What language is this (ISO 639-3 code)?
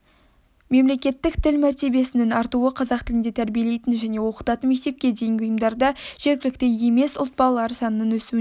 kaz